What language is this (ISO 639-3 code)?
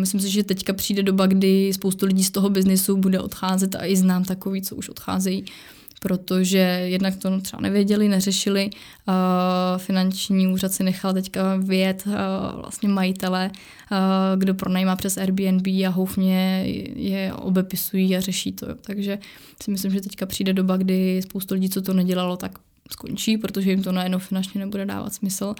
ces